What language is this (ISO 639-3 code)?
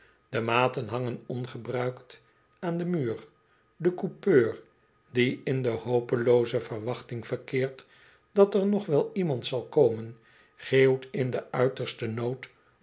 nld